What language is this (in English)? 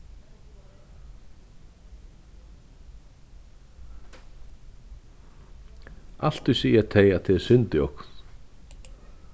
Faroese